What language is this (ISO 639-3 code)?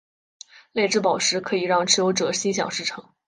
zho